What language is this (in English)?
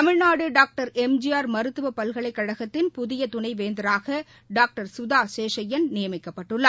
Tamil